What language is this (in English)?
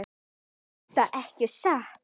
Icelandic